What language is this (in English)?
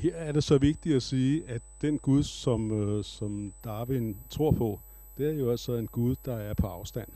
Danish